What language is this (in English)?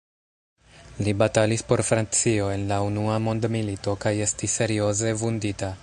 Esperanto